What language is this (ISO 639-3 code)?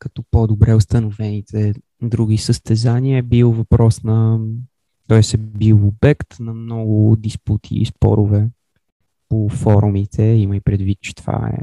bul